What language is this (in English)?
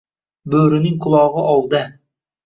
Uzbek